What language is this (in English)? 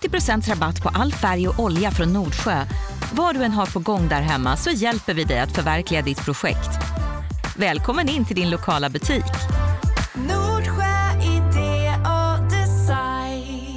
Swedish